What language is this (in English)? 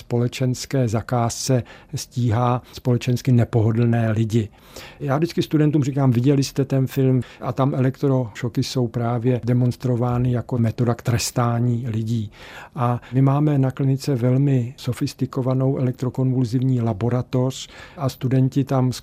Czech